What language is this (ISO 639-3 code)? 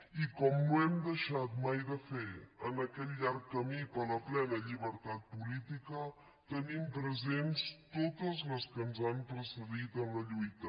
cat